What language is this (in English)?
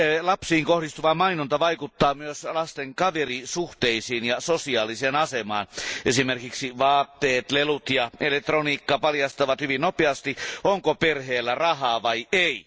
Finnish